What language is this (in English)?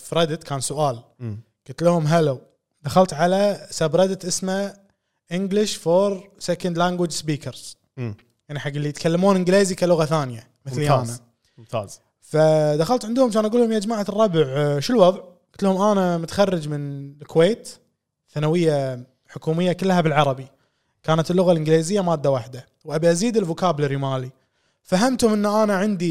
Arabic